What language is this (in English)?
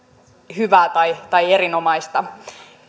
Finnish